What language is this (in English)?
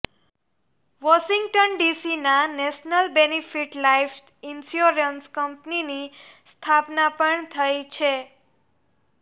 Gujarati